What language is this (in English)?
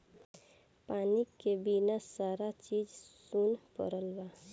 Bhojpuri